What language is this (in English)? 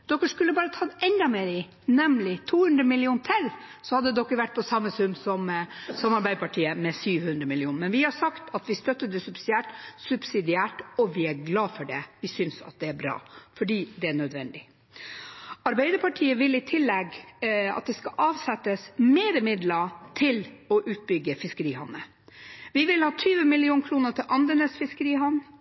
Norwegian Bokmål